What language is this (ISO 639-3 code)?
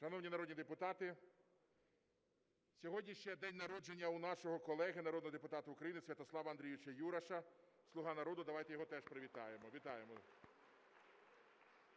ukr